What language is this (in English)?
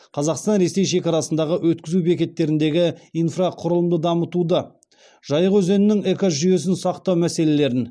Kazakh